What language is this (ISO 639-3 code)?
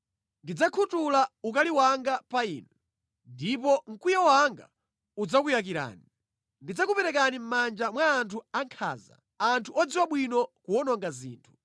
nya